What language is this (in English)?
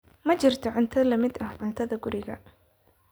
Somali